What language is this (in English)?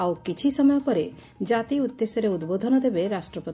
Odia